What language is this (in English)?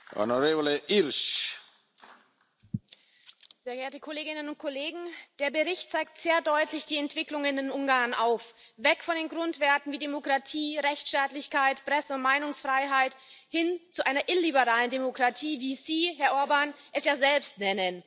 German